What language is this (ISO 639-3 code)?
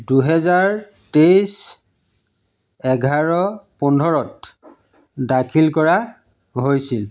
asm